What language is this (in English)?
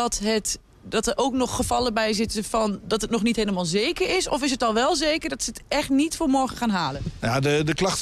Dutch